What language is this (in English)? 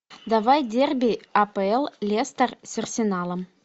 Russian